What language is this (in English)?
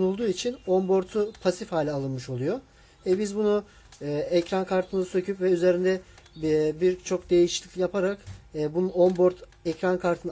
Turkish